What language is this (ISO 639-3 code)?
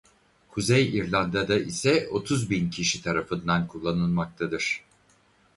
tur